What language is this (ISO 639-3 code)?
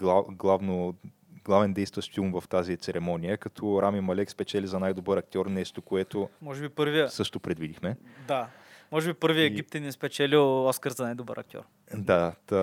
bul